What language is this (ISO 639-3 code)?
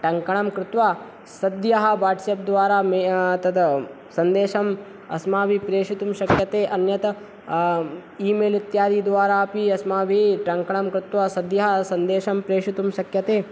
san